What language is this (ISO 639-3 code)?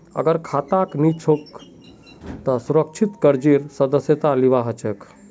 mag